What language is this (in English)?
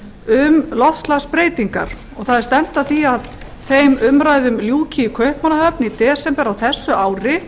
Icelandic